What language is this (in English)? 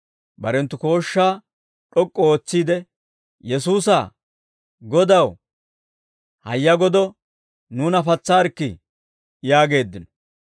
Dawro